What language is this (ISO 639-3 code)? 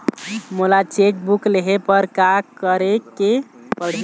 hne